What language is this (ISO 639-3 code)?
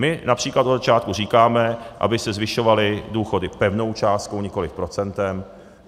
ces